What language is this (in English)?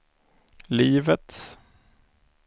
Swedish